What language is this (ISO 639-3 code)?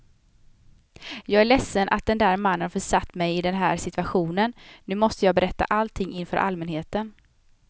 swe